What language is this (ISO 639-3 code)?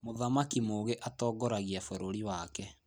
kik